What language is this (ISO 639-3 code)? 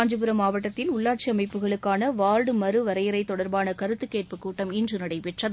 tam